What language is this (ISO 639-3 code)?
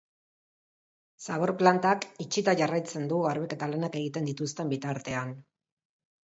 eus